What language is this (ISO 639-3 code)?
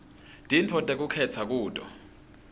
ssw